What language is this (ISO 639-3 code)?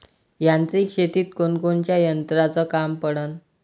mar